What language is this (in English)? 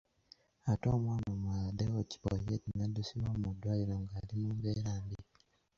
Ganda